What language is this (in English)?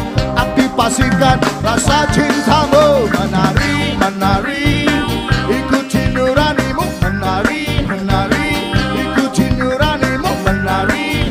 Indonesian